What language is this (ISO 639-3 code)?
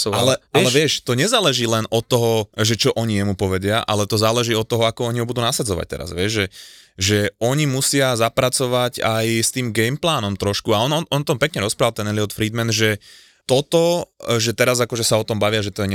slk